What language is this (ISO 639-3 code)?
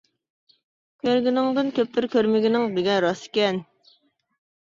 uig